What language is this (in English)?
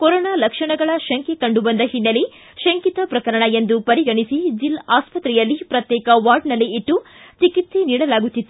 Kannada